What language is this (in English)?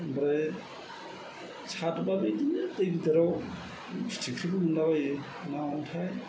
Bodo